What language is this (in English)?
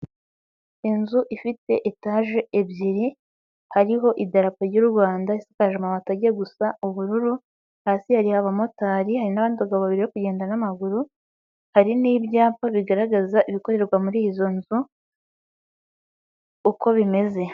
Kinyarwanda